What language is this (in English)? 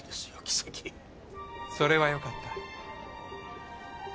Japanese